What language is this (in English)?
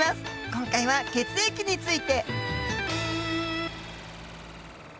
Japanese